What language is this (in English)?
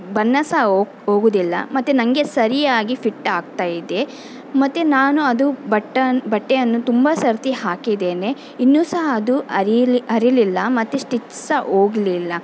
Kannada